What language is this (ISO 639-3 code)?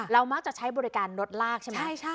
tha